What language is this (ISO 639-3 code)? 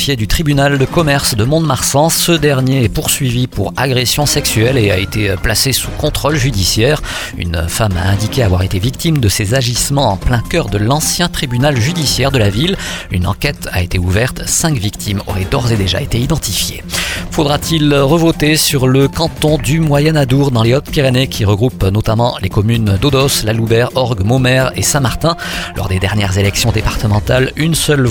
fra